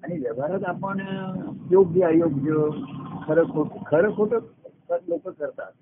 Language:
Marathi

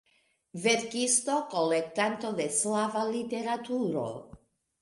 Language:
Esperanto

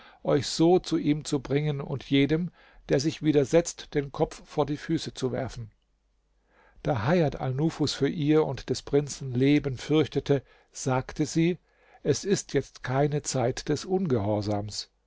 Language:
German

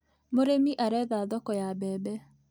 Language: Kikuyu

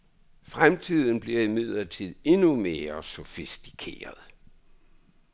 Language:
Danish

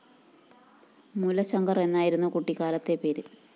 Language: Malayalam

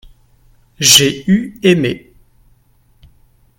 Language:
French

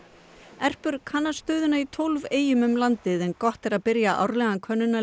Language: Icelandic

